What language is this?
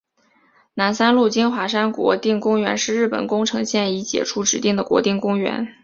Chinese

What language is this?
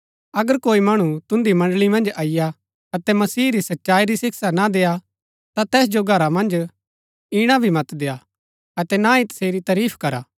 Gaddi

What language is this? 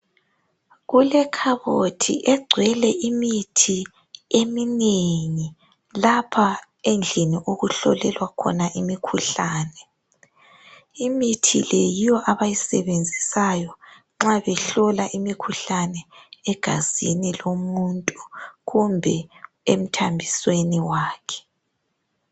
North Ndebele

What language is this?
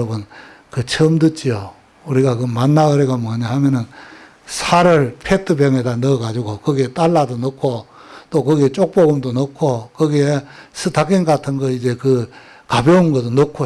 Korean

